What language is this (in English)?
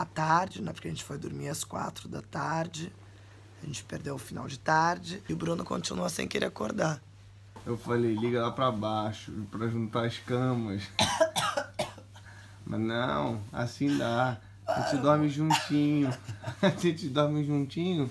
Portuguese